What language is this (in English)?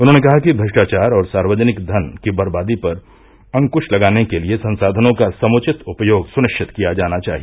Hindi